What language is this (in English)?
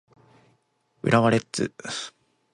Japanese